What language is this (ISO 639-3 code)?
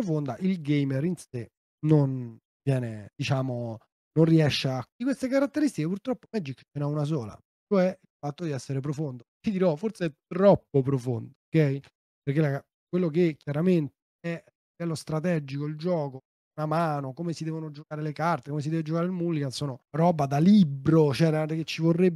ita